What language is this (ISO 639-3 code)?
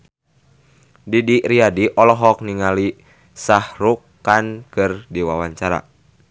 sun